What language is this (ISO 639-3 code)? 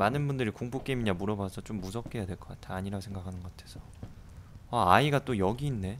kor